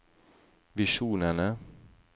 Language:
Norwegian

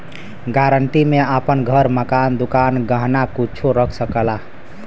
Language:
Bhojpuri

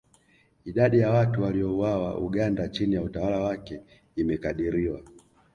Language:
Swahili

